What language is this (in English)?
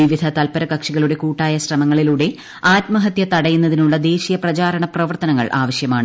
Malayalam